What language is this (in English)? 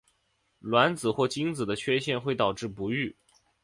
Chinese